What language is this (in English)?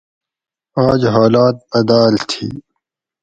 Gawri